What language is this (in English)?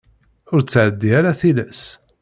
Kabyle